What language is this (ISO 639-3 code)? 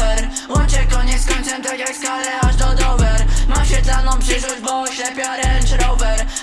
pol